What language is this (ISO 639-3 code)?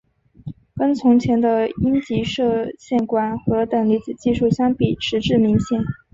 zho